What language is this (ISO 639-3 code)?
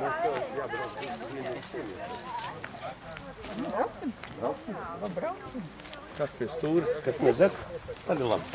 lav